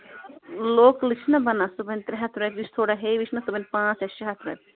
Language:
Kashmiri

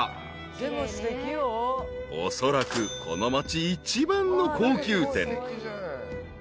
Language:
Japanese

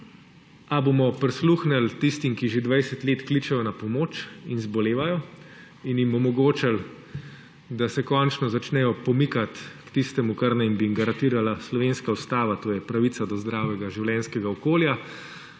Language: Slovenian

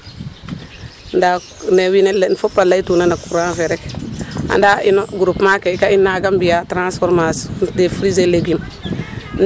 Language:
Serer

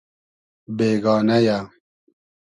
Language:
Hazaragi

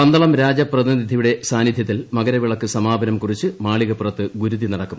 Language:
Malayalam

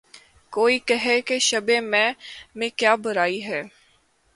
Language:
Urdu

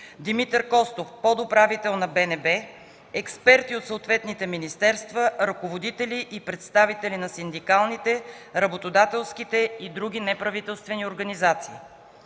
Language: Bulgarian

